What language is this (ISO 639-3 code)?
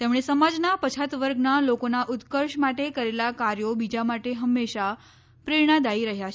guj